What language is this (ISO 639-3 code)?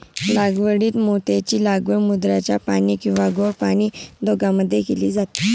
mar